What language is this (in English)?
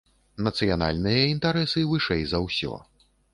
Belarusian